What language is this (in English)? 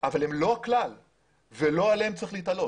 Hebrew